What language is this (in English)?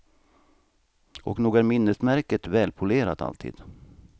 Swedish